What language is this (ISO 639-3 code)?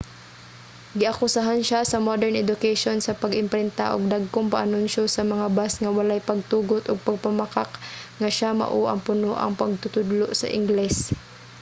ceb